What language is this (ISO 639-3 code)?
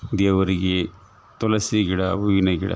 kan